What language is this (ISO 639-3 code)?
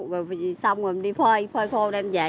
vie